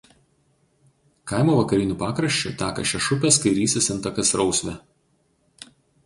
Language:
Lithuanian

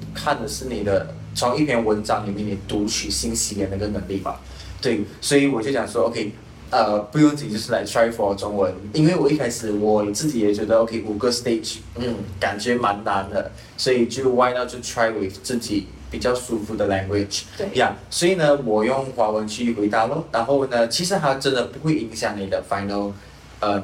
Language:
Chinese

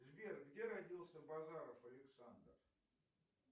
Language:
Russian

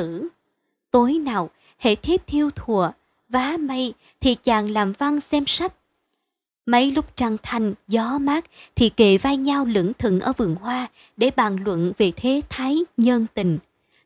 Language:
Vietnamese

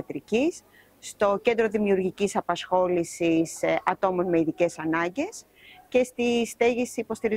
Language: Greek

